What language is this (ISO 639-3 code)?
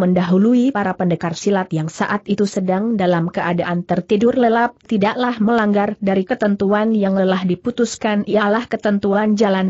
ind